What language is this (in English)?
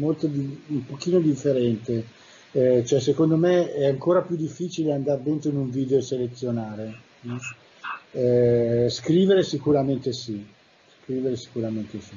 Italian